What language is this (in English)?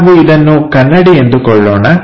Kannada